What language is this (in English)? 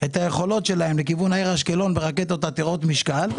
Hebrew